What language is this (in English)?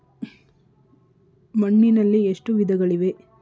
Kannada